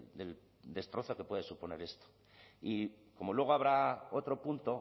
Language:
Spanish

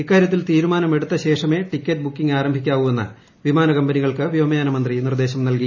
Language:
Malayalam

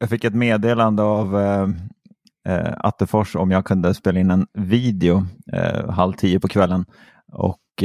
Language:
Swedish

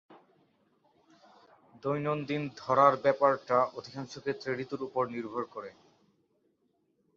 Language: Bangla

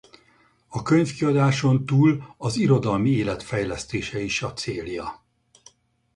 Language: Hungarian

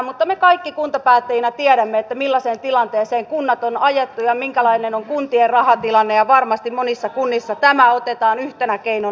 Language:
Finnish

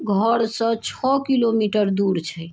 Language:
Maithili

